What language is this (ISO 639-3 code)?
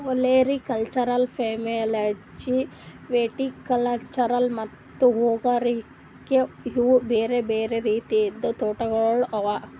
kan